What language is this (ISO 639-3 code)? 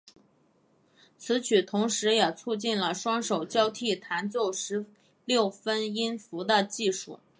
zho